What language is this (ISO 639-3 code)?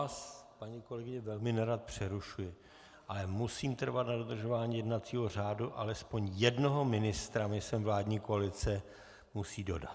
ces